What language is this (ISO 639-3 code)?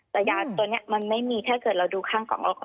tha